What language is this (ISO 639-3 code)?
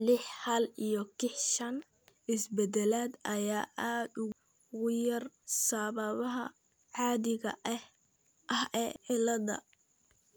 som